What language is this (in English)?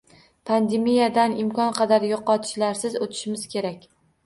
Uzbek